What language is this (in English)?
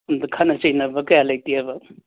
Manipuri